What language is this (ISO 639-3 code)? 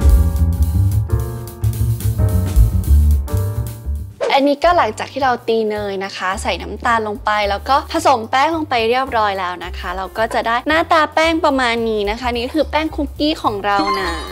tha